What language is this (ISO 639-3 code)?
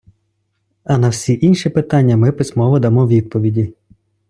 ukr